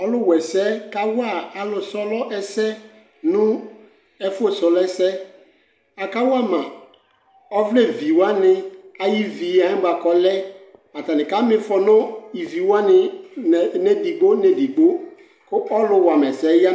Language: Ikposo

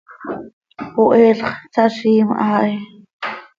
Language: Seri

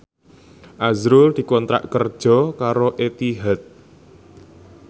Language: Javanese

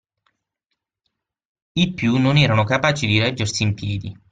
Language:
Italian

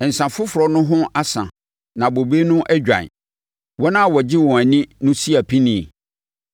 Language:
Akan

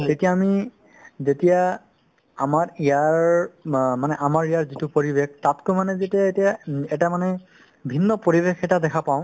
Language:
Assamese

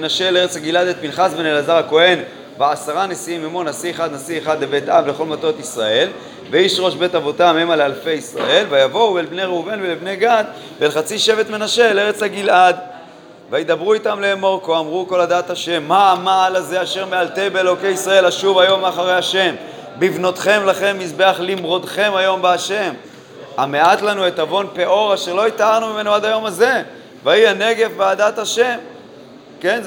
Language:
Hebrew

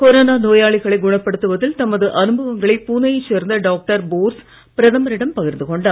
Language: Tamil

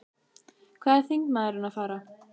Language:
Icelandic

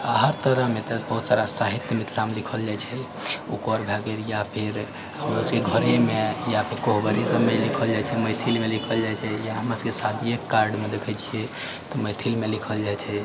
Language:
Maithili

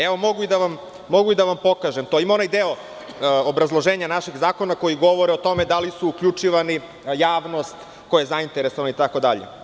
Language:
Serbian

